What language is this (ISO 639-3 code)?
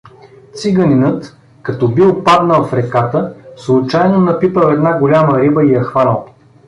bul